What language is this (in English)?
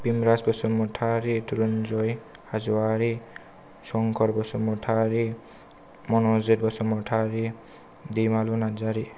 Bodo